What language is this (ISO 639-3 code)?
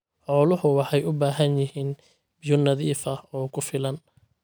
som